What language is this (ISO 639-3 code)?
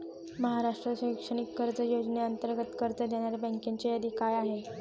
mar